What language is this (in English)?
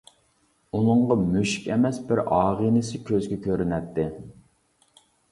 Uyghur